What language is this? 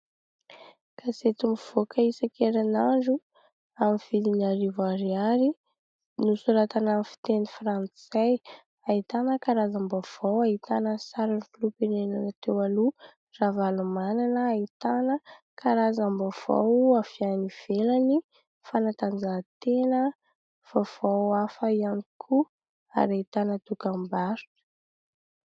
Malagasy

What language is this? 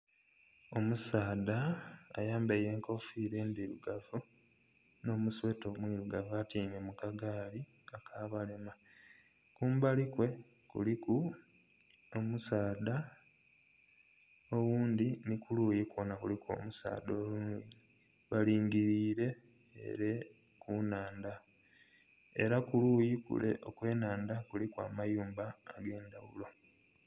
Soga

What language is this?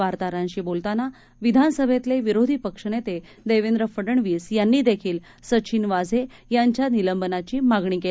Marathi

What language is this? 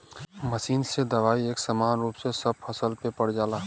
Bhojpuri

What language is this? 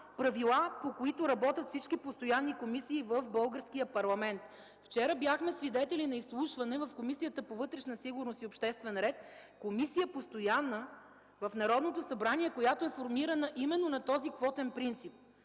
Bulgarian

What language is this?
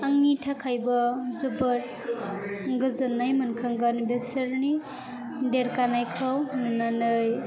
Bodo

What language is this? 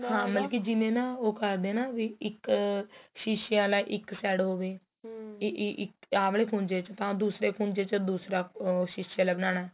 Punjabi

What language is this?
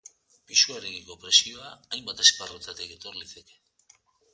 Basque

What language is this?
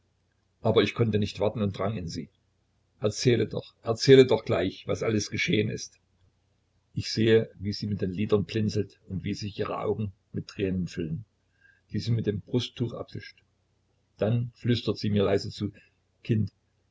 German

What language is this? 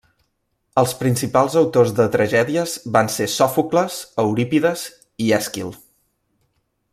Catalan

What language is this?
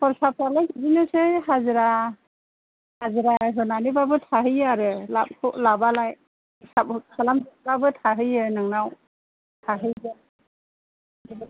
Bodo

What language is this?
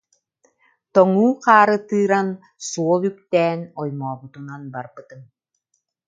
Yakut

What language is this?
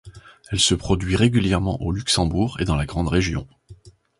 French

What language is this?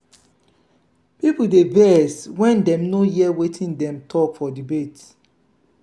Nigerian Pidgin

